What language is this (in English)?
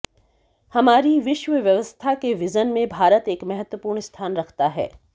Hindi